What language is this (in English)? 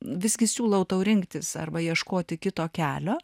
Lithuanian